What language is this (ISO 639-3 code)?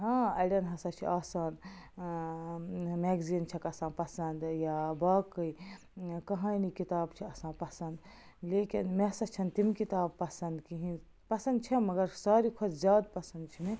kas